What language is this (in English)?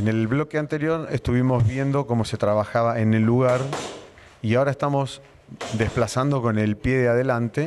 Spanish